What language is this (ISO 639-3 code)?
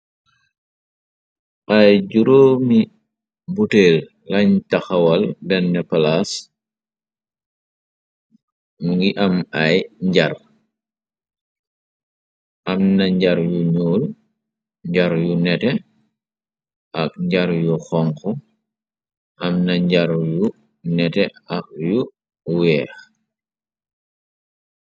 wol